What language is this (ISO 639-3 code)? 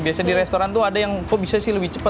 ind